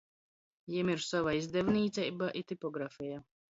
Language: Latgalian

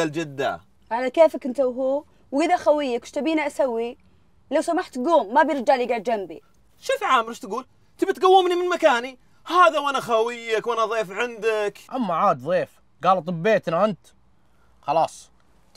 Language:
Arabic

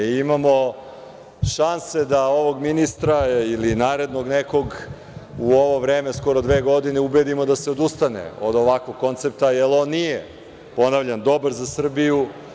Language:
Serbian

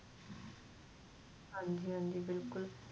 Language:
Punjabi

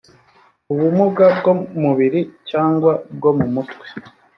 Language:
Kinyarwanda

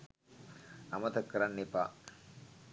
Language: Sinhala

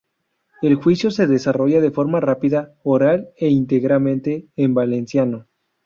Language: Spanish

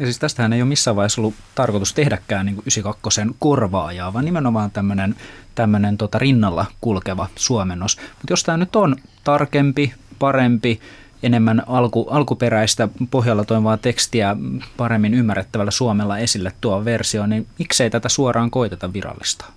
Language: Finnish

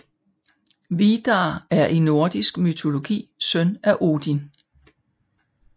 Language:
Danish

